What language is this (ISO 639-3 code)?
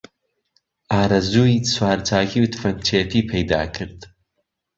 ckb